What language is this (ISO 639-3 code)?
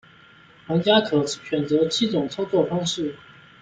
zho